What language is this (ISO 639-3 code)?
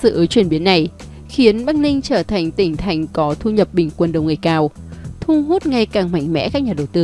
vie